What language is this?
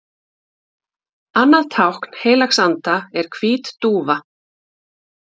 Icelandic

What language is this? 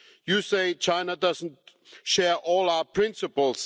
English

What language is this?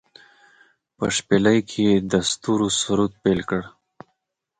Pashto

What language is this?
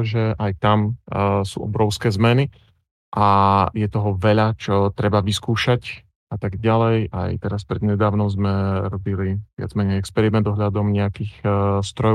Slovak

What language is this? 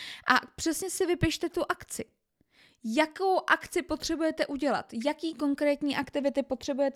Czech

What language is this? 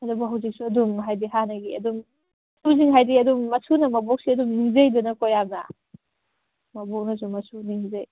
Manipuri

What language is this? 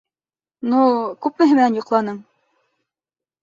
Bashkir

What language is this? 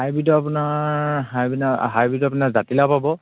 Assamese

